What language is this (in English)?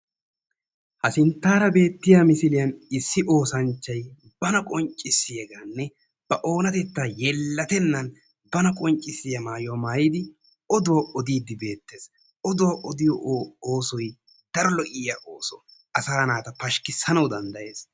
Wolaytta